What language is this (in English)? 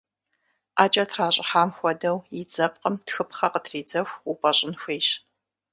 Kabardian